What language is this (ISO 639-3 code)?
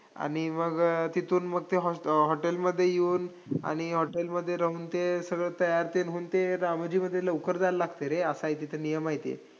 mar